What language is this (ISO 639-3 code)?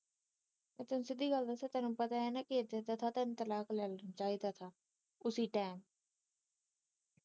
pan